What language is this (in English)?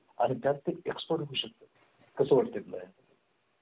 Marathi